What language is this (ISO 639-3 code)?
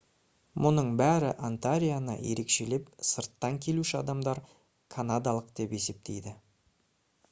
kaz